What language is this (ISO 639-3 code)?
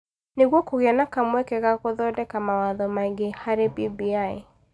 kik